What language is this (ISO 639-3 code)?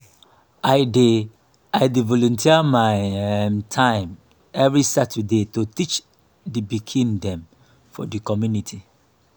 pcm